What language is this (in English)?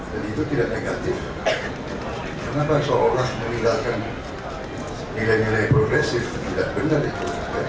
Indonesian